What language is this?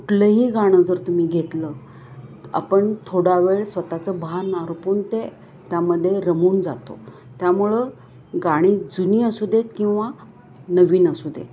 Marathi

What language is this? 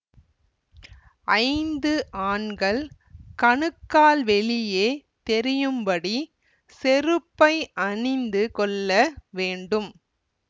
Tamil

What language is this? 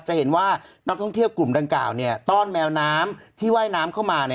Thai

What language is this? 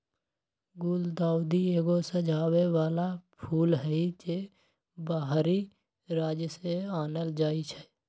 Magahi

